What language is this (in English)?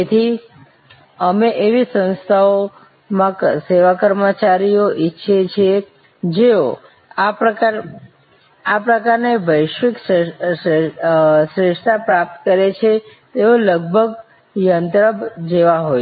Gujarati